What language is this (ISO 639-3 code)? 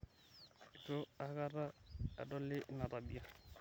mas